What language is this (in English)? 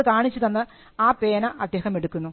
Malayalam